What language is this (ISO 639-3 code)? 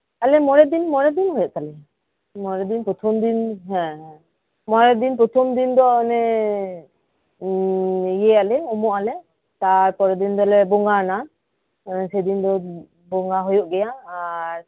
sat